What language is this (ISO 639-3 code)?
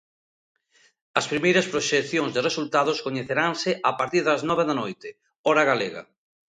glg